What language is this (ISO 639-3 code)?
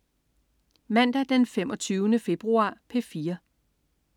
dan